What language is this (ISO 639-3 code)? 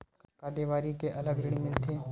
hne